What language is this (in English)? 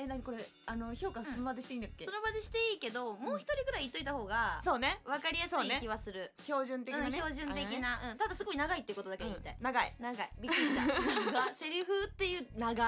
Japanese